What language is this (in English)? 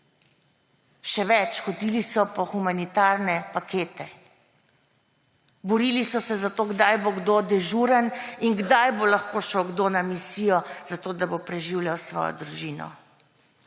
Slovenian